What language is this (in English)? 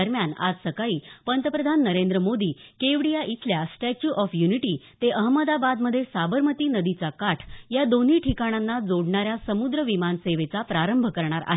Marathi